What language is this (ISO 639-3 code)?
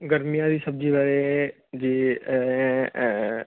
pan